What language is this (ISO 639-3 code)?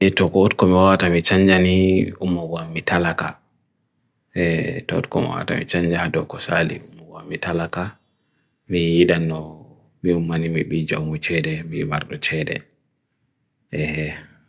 fui